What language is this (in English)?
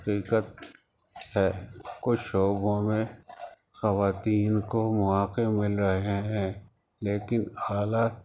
Urdu